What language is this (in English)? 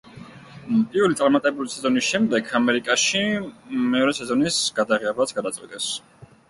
Georgian